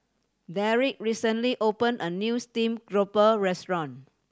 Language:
English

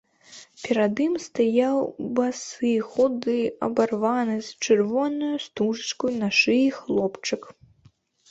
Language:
Belarusian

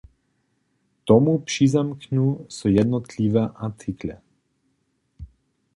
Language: Upper Sorbian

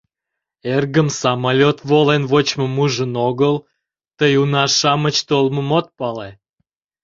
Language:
Mari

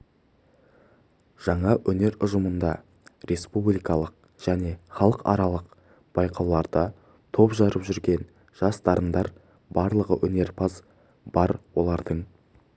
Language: Kazakh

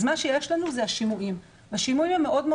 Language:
Hebrew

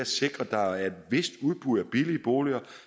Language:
Danish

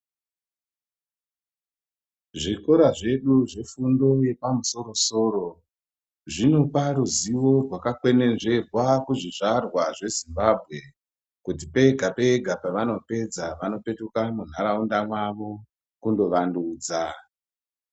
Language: Ndau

